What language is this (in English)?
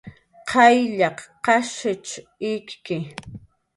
Jaqaru